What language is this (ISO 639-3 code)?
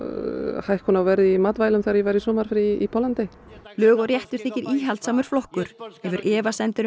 isl